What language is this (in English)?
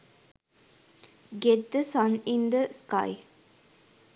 Sinhala